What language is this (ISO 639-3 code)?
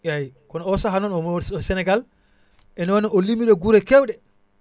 wol